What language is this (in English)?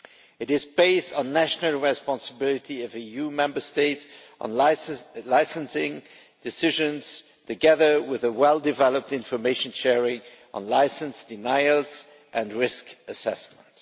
English